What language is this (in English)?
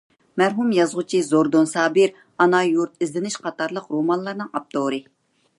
Uyghur